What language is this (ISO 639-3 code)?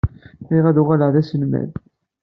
kab